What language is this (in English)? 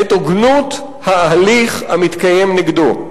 Hebrew